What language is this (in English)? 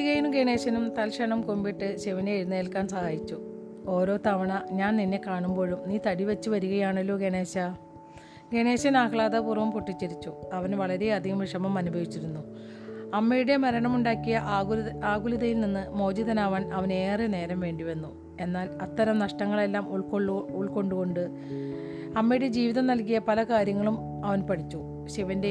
Malayalam